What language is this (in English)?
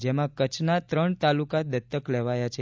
Gujarati